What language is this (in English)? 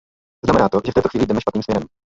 Czech